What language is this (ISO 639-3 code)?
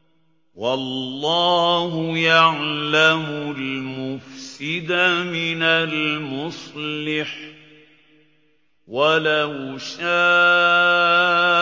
ara